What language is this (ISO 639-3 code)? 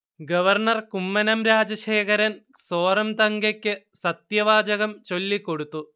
mal